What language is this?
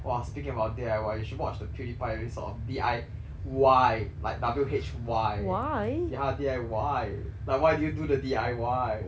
English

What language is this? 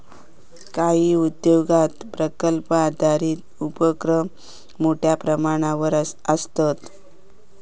Marathi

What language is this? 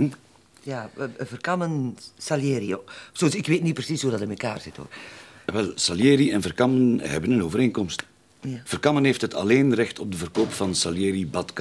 Dutch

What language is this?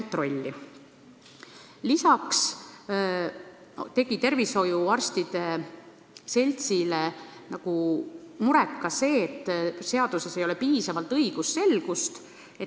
Estonian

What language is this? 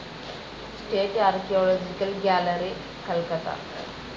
Malayalam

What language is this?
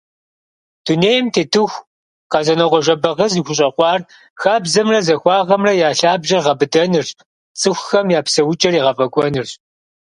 Kabardian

